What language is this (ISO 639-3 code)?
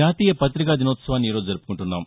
tel